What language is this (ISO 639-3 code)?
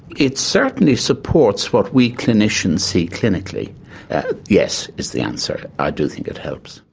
eng